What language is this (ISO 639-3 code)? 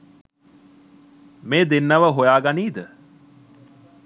sin